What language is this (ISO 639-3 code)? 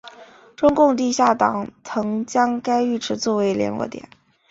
zho